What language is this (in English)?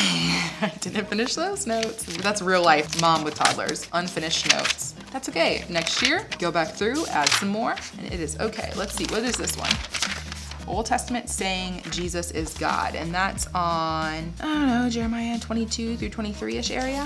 English